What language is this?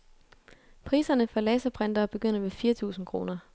Danish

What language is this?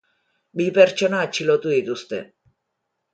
Basque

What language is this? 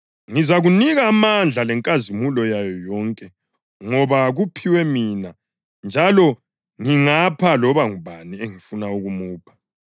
North Ndebele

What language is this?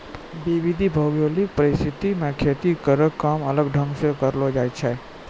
Maithili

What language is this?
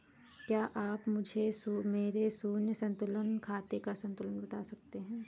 Hindi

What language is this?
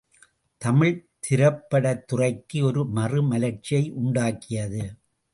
Tamil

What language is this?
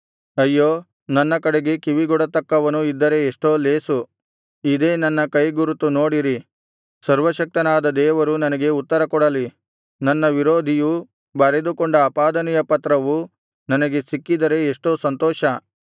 Kannada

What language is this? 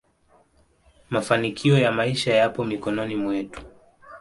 Swahili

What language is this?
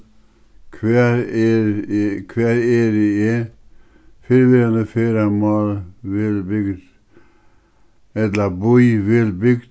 Faroese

